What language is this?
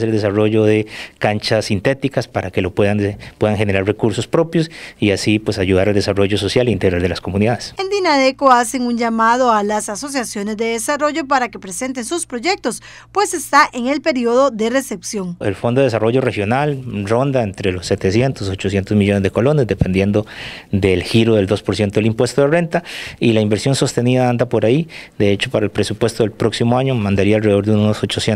Spanish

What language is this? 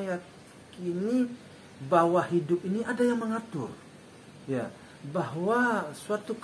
Indonesian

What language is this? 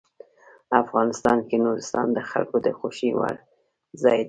Pashto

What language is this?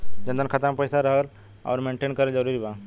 Bhojpuri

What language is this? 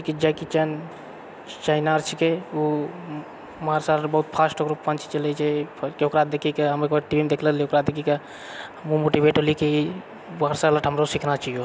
Maithili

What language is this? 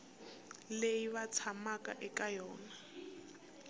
Tsonga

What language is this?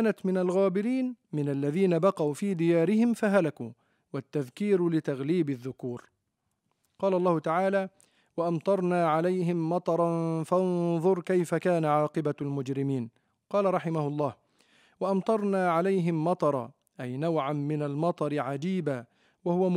Arabic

